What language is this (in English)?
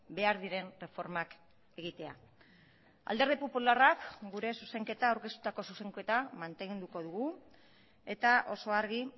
Basque